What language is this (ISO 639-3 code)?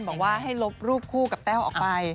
tha